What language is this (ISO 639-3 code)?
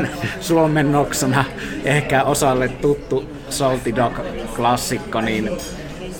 fin